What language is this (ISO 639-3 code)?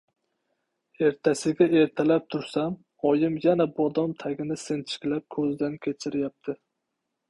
uzb